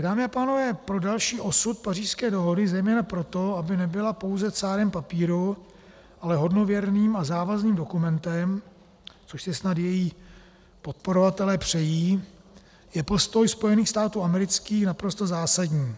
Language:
Czech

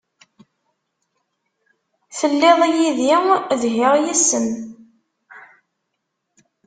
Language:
Kabyle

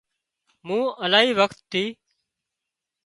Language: Wadiyara Koli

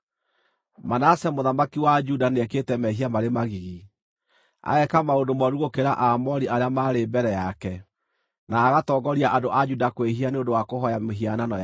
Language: Kikuyu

